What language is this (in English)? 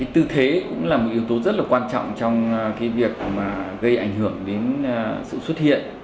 Vietnamese